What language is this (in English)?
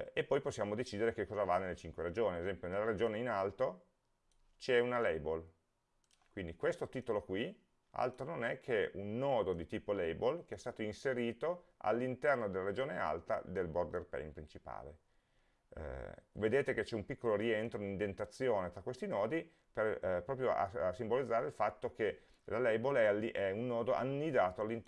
Italian